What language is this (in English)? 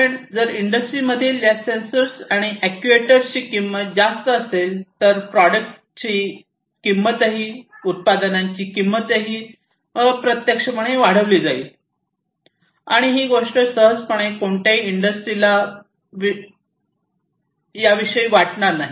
Marathi